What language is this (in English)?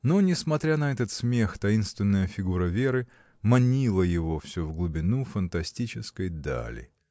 Russian